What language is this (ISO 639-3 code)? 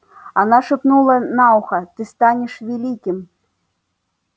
rus